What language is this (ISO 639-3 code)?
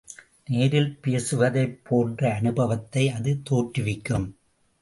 tam